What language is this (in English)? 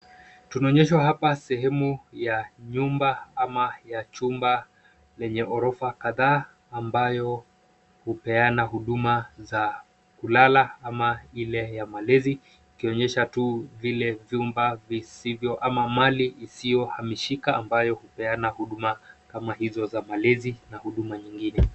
Swahili